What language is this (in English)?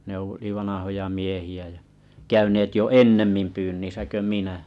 Finnish